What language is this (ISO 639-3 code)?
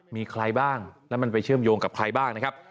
tha